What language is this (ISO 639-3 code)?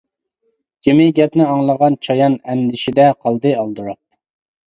uig